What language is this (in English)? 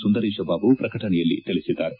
Kannada